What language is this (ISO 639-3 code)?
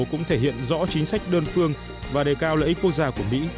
vie